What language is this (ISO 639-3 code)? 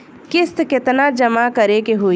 bho